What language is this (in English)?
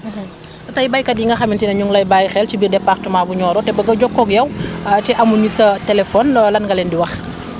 Wolof